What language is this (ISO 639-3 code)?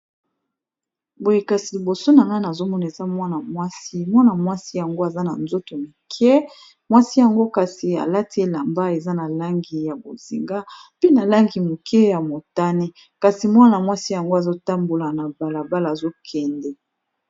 lin